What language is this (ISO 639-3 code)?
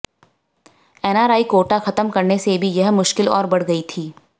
hin